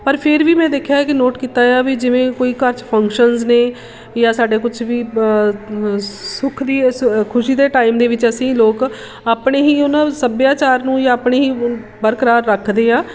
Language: Punjabi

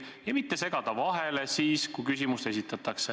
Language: Estonian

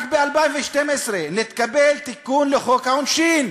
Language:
Hebrew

